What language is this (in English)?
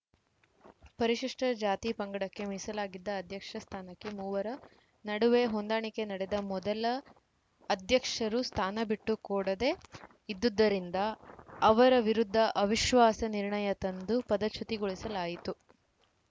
Kannada